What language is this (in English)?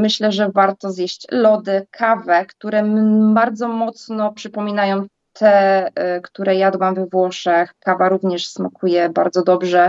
Polish